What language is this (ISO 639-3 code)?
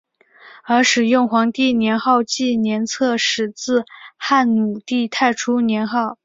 zho